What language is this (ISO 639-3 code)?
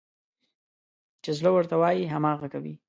pus